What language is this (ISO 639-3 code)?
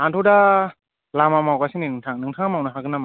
brx